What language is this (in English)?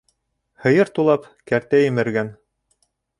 Bashkir